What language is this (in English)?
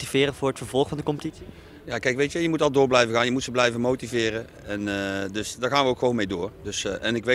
Dutch